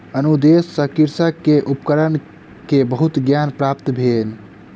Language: Maithili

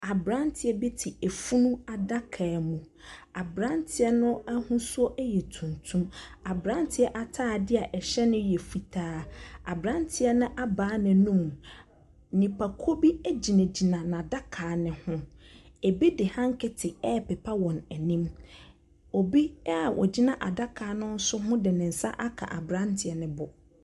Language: Akan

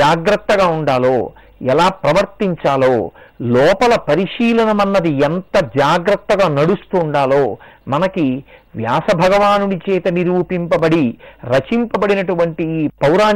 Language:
Telugu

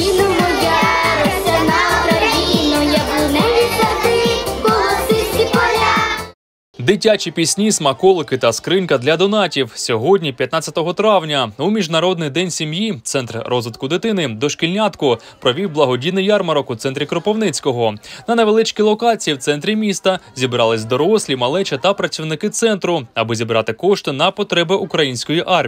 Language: Ukrainian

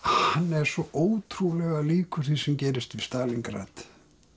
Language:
Icelandic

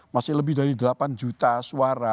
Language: Indonesian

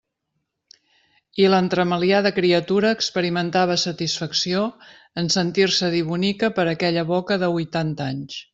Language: Catalan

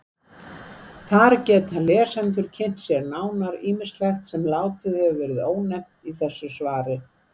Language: Icelandic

